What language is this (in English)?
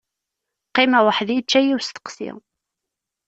Kabyle